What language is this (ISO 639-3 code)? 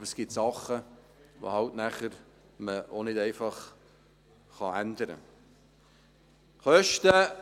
gsw